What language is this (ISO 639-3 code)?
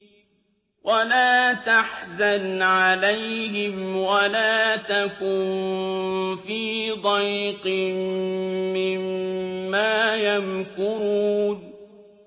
ara